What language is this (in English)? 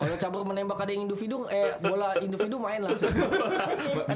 Indonesian